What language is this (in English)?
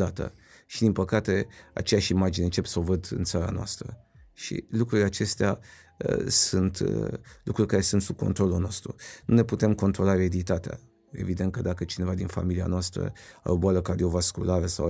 Romanian